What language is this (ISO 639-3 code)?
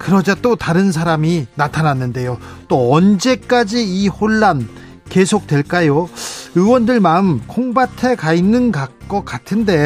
kor